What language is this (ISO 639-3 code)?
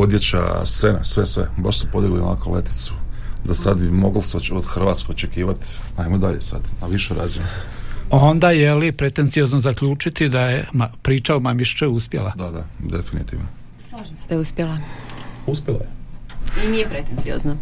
hrv